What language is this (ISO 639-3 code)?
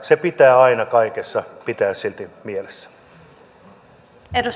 fin